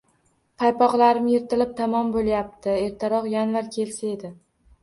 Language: Uzbek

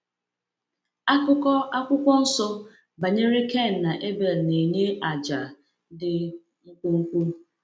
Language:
Igbo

